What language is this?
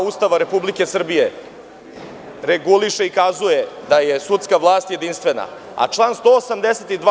Serbian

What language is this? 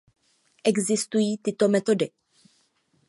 Czech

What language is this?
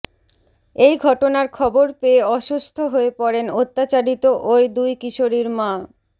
Bangla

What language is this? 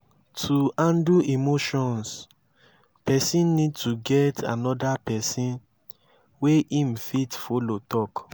Nigerian Pidgin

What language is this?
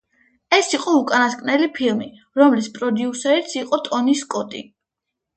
Georgian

